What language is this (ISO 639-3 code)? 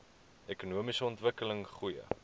afr